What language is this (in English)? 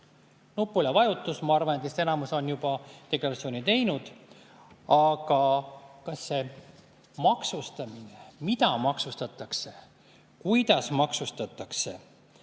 Estonian